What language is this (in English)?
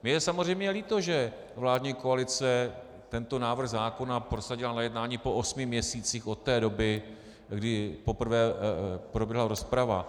Czech